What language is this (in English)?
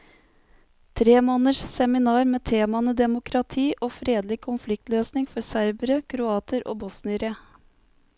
Norwegian